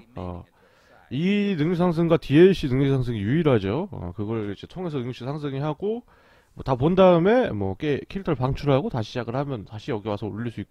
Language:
Korean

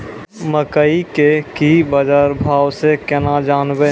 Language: Maithili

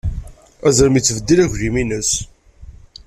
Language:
Kabyle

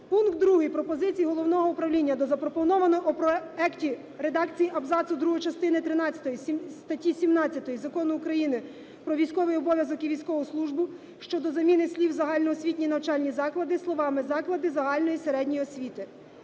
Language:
Ukrainian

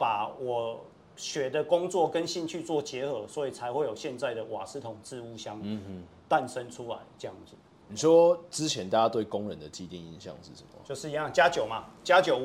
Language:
Chinese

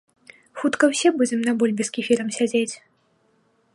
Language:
Belarusian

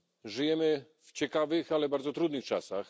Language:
Polish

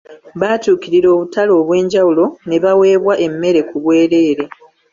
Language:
Ganda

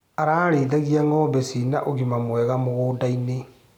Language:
Kikuyu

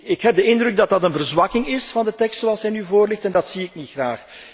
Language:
Dutch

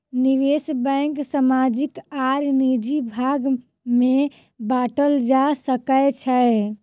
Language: Maithili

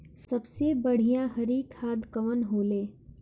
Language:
Bhojpuri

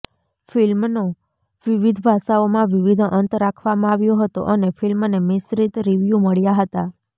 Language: Gujarati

